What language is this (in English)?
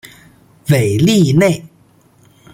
Chinese